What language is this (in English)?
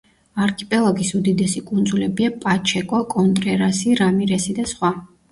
Georgian